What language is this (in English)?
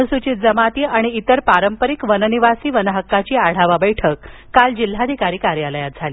Marathi